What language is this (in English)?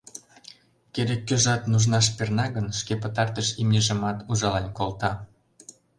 Mari